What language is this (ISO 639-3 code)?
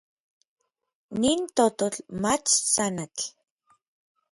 nlv